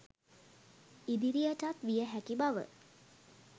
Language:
Sinhala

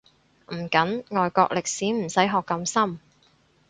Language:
Cantonese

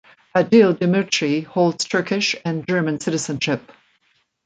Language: English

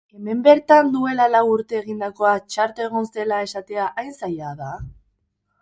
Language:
Basque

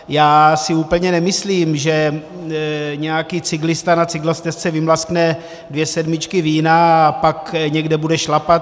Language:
Czech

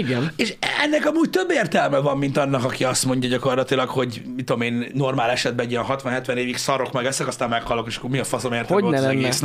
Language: Hungarian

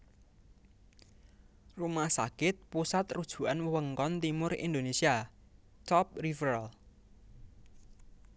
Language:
Javanese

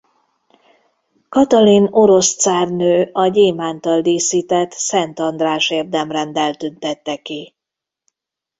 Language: Hungarian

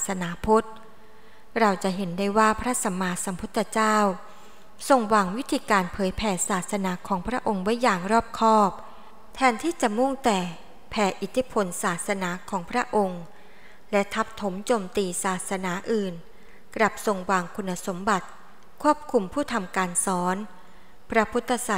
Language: Thai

